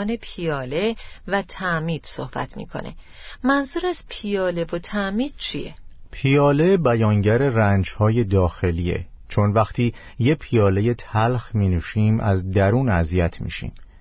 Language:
Persian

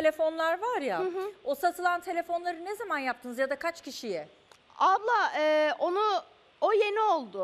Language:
Turkish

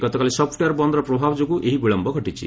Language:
Odia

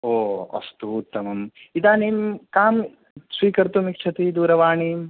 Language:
Sanskrit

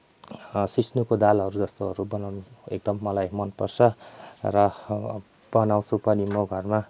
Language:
Nepali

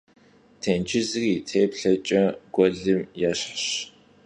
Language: Kabardian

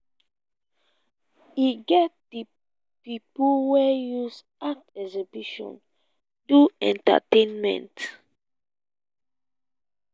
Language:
Nigerian Pidgin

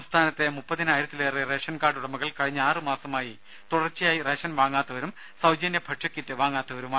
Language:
Malayalam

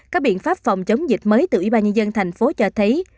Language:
Vietnamese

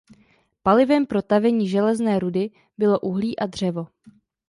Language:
Czech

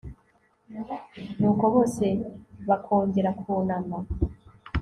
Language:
Kinyarwanda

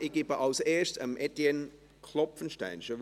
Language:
Swiss German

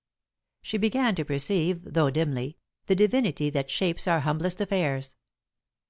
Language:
English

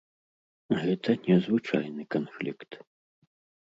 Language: Belarusian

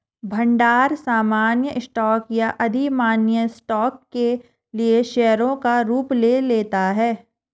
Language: Hindi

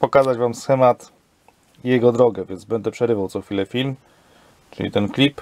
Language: Polish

